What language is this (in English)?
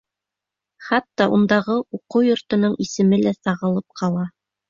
Bashkir